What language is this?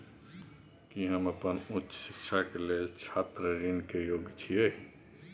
Maithili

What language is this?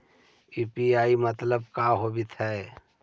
Magahi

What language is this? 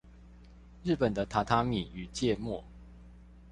Chinese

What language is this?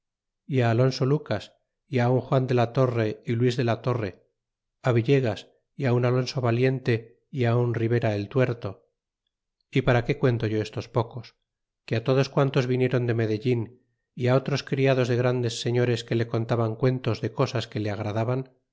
Spanish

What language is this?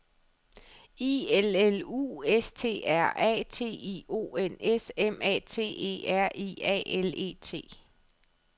Danish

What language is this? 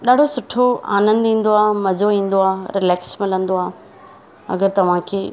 Sindhi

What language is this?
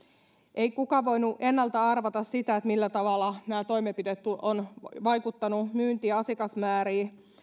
Finnish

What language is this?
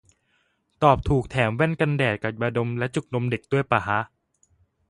Thai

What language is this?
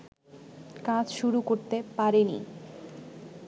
Bangla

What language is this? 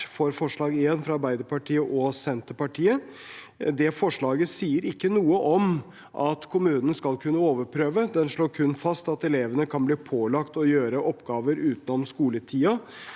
Norwegian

